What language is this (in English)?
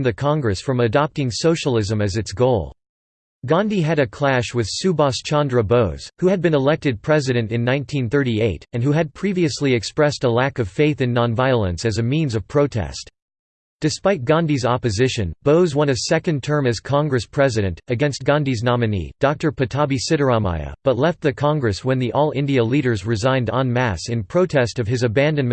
English